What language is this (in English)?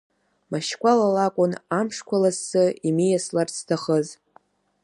Abkhazian